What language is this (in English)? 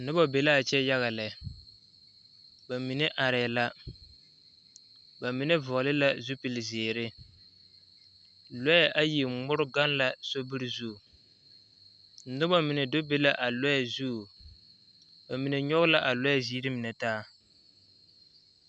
Southern Dagaare